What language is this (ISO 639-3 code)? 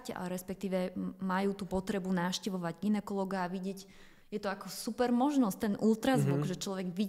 slk